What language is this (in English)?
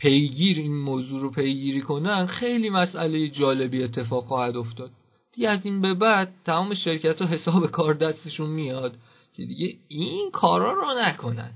Persian